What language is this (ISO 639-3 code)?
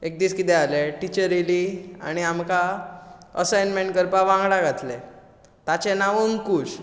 kok